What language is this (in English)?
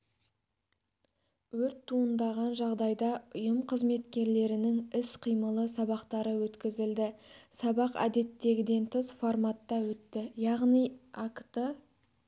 Kazakh